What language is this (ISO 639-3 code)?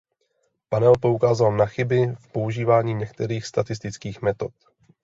ces